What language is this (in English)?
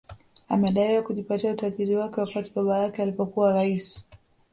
Swahili